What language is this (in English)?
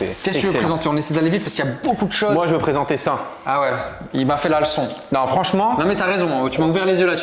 French